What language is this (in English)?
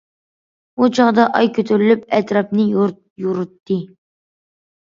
Uyghur